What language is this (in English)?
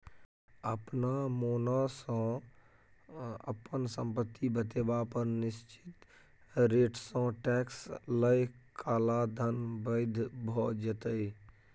Maithili